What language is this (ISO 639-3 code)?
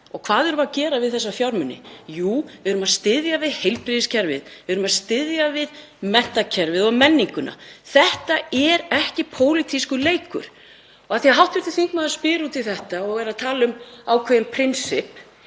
isl